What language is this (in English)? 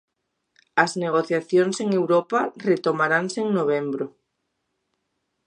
Galician